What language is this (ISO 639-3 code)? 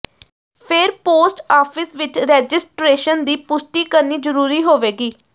pan